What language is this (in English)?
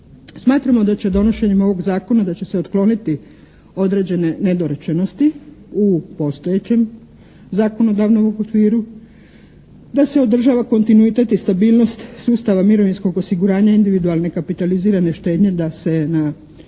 Croatian